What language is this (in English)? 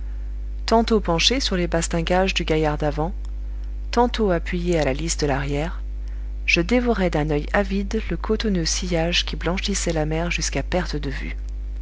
French